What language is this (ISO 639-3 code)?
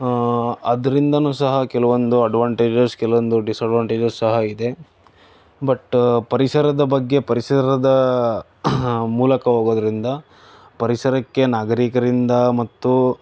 kan